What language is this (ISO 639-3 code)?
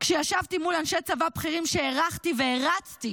heb